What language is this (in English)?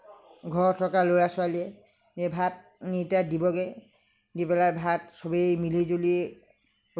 Assamese